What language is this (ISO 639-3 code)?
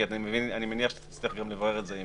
heb